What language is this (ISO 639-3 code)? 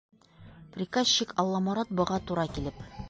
bak